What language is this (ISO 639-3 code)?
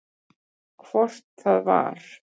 isl